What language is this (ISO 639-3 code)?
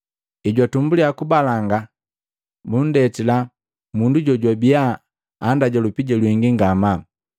mgv